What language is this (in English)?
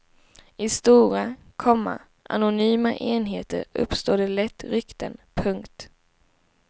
Swedish